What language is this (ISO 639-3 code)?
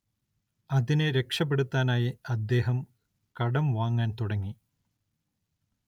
mal